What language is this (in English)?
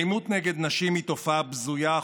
Hebrew